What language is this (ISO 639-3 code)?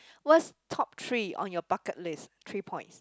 eng